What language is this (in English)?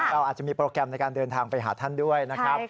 Thai